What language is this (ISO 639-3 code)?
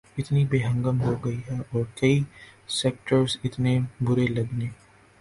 urd